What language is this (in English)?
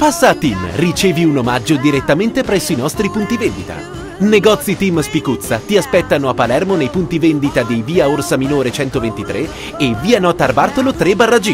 Italian